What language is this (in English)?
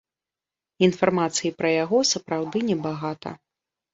Belarusian